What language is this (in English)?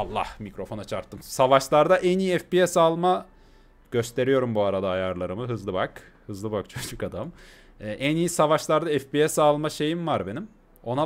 Turkish